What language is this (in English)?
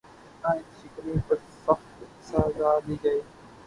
Urdu